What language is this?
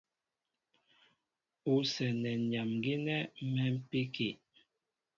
Mbo (Cameroon)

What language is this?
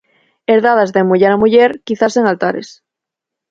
Galician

